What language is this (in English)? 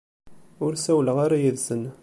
Kabyle